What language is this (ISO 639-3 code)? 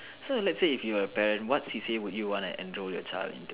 eng